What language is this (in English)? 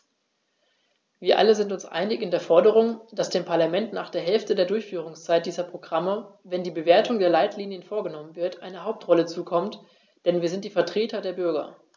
German